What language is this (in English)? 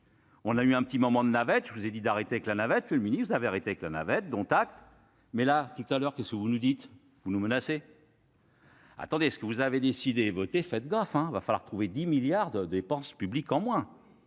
French